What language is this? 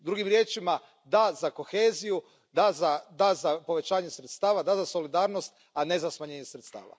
Croatian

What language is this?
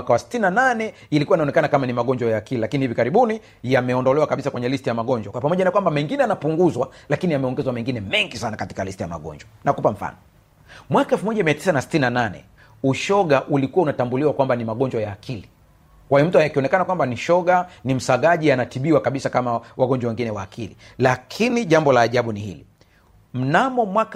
Swahili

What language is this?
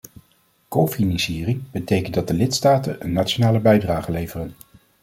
Dutch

